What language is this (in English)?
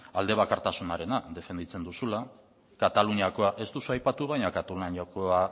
Basque